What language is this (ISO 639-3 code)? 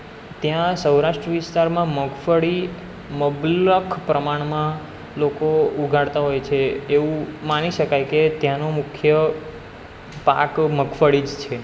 guj